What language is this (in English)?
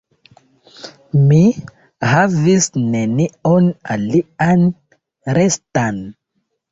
Esperanto